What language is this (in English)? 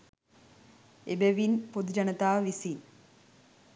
Sinhala